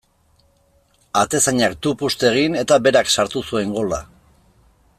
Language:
Basque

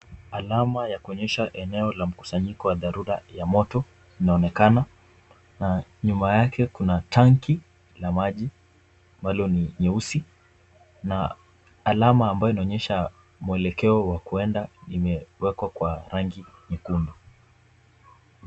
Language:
Swahili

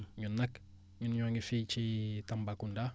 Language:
Wolof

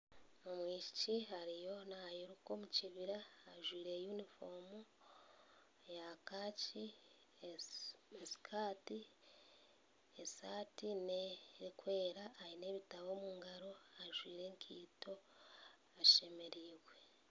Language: Nyankole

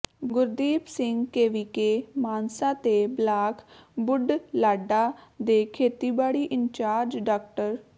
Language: Punjabi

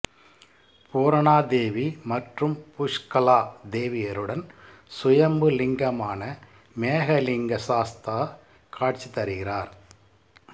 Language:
Tamil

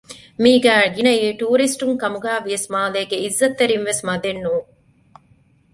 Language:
Divehi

